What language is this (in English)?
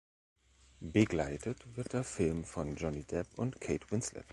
German